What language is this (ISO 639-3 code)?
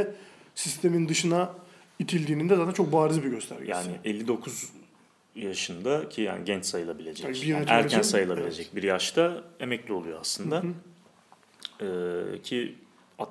tur